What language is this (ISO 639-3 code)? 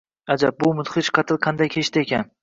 uzb